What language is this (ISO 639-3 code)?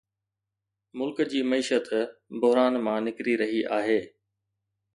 snd